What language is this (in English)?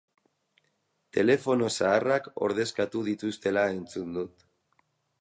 Basque